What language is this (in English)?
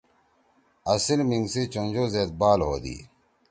Torwali